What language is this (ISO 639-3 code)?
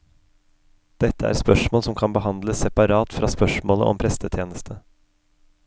nor